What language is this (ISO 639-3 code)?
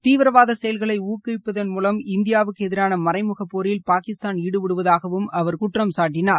tam